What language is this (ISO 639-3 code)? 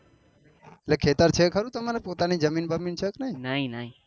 guj